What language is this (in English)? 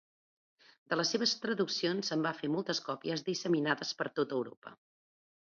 Catalan